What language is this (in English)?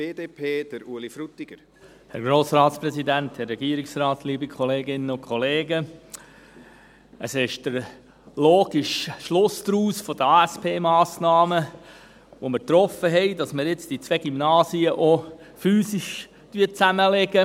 Swiss German